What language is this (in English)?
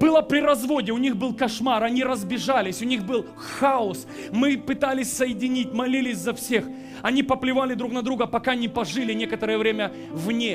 Russian